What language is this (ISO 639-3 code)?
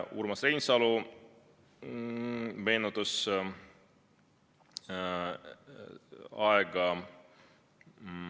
est